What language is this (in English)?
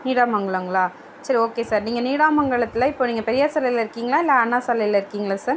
Tamil